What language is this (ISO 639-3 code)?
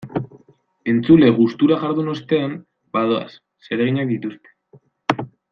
eus